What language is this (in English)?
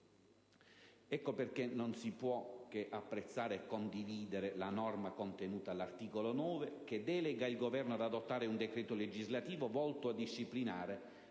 Italian